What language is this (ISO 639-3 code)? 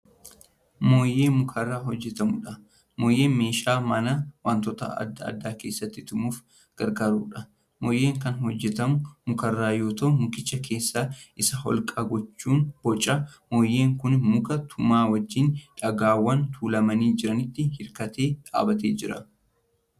orm